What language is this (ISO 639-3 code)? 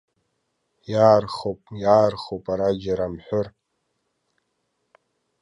abk